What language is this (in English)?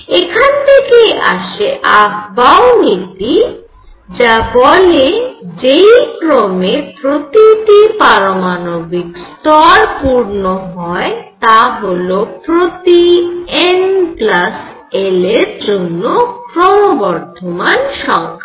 Bangla